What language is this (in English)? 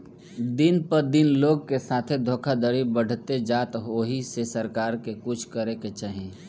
Bhojpuri